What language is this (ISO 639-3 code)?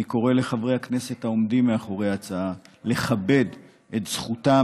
heb